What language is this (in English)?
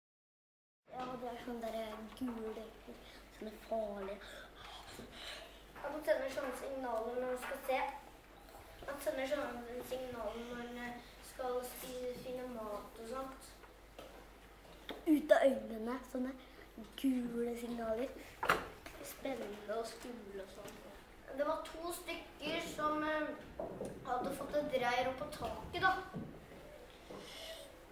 Norwegian